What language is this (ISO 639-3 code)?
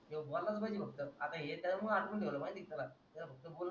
mar